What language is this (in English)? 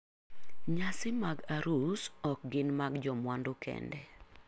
Luo (Kenya and Tanzania)